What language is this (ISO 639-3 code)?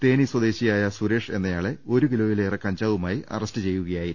mal